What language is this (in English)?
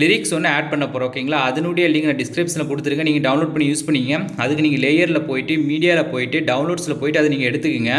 Tamil